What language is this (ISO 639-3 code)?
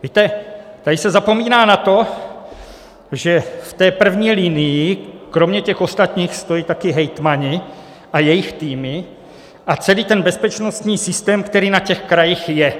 ces